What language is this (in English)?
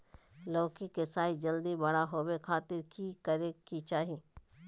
Magahi